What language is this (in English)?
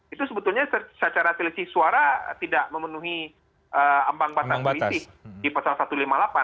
Indonesian